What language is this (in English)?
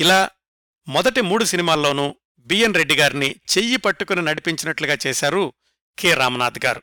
Telugu